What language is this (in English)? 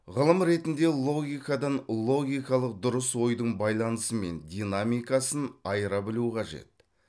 Kazakh